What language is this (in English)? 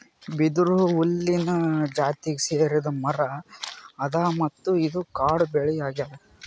Kannada